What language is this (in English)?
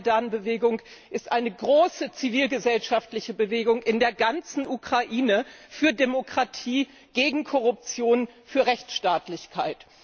German